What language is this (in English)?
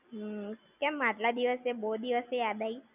Gujarati